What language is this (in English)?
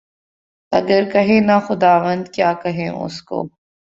Urdu